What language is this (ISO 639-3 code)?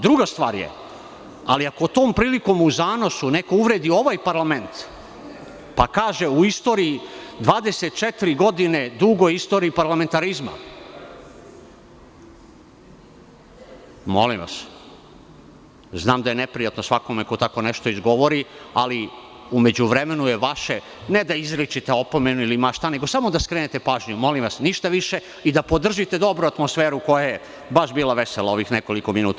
srp